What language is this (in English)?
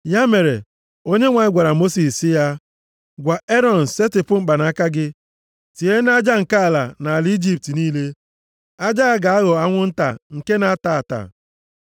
Igbo